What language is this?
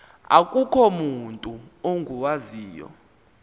Xhosa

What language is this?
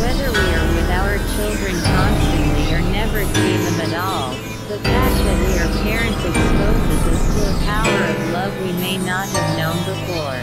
English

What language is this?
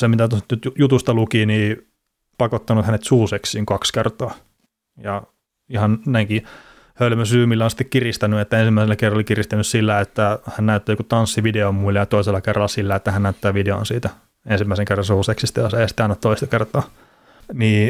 Finnish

